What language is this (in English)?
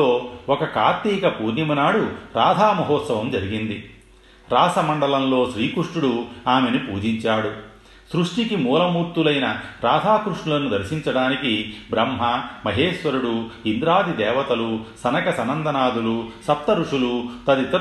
Telugu